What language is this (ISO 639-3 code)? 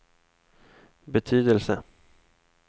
swe